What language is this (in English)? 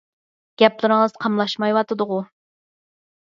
Uyghur